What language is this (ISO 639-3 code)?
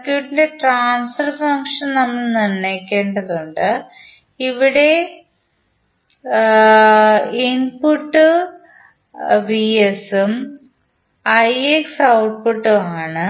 mal